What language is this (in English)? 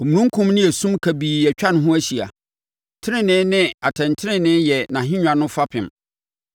Akan